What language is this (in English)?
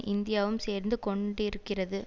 Tamil